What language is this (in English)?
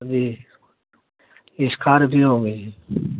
Urdu